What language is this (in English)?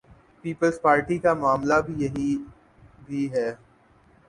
Urdu